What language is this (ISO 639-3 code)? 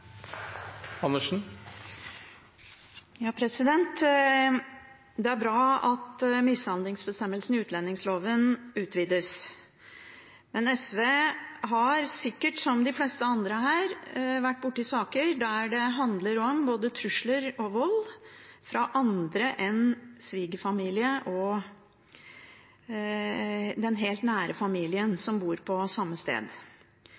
nob